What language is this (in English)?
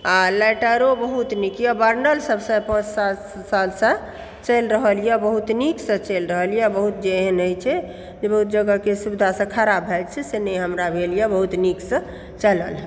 Maithili